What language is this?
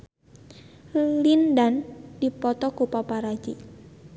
Sundanese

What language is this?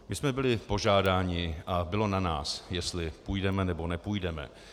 Czech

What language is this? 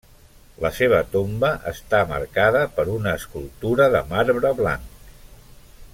Catalan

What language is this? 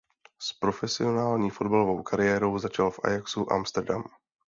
Czech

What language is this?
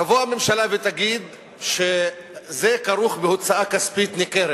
Hebrew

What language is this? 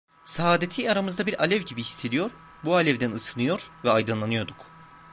Turkish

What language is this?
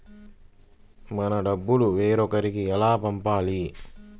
Telugu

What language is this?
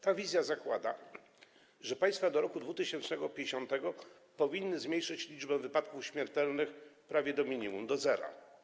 Polish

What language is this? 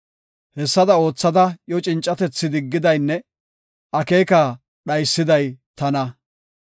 Gofa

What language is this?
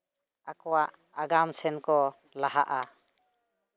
Santali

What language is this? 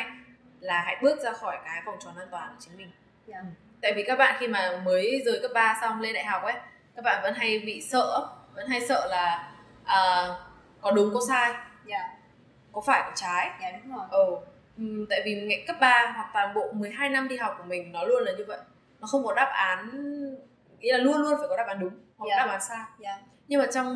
Vietnamese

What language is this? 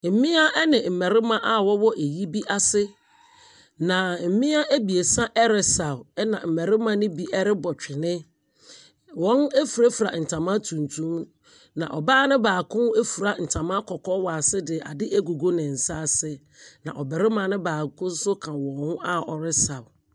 Akan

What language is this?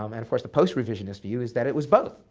English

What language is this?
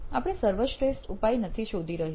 Gujarati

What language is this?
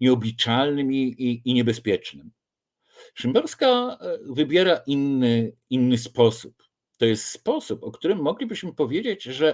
Polish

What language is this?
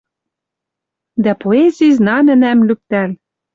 Western Mari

